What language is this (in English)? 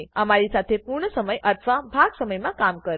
Gujarati